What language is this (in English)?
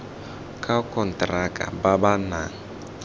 Tswana